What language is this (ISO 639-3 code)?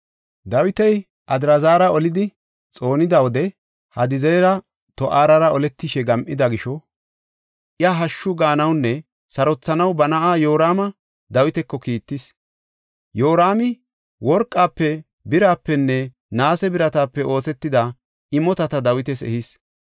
gof